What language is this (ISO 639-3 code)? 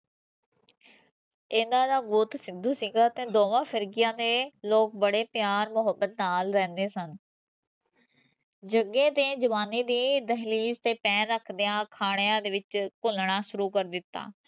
pan